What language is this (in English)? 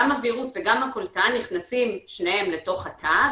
Hebrew